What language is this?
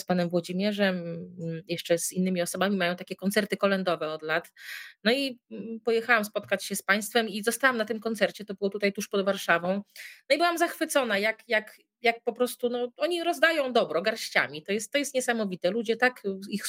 Polish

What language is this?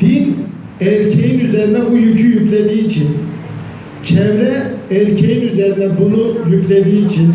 Turkish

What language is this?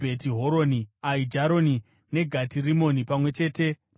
Shona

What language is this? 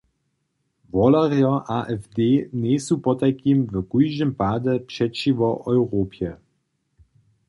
Upper Sorbian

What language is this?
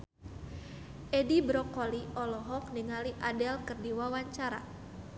Sundanese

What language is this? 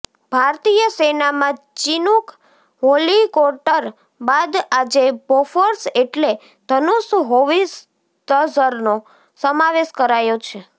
Gujarati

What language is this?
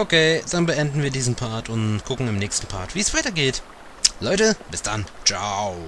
German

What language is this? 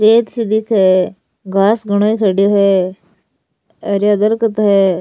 Rajasthani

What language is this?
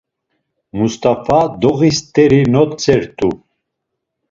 Laz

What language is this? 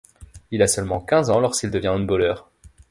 French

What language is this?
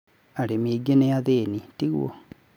Kikuyu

